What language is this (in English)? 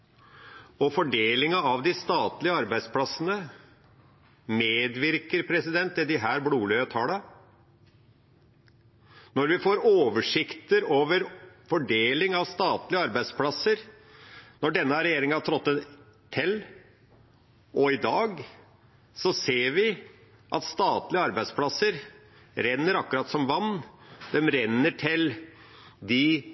Norwegian Nynorsk